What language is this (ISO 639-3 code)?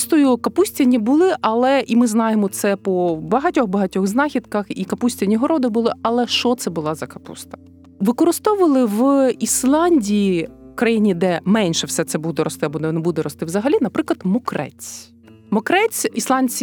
ukr